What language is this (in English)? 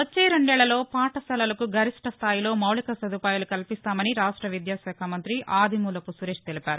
Telugu